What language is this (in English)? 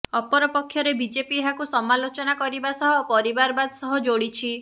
Odia